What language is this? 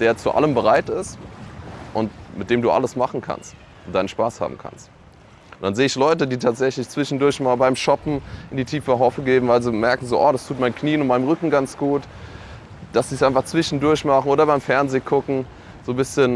German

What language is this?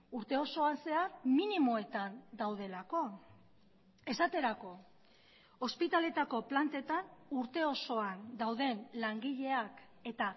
Basque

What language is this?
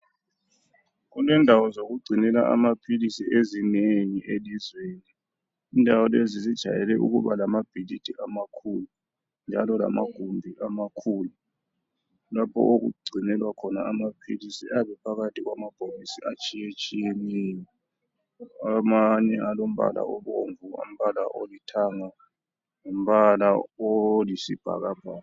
North Ndebele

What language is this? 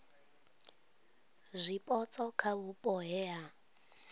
Venda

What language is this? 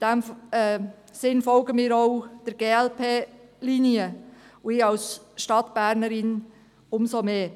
Swiss German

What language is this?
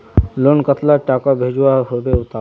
Magahi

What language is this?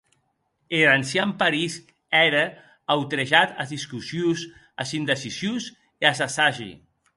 Occitan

